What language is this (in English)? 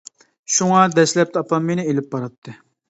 Uyghur